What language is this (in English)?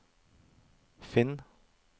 Norwegian